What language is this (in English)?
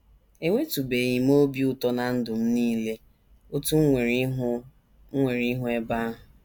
Igbo